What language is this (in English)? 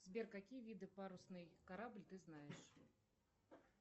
Russian